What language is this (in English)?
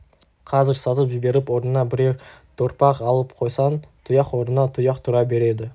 Kazakh